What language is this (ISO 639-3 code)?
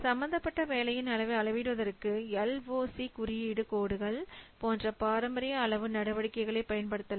tam